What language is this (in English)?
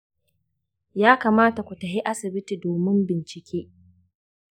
Hausa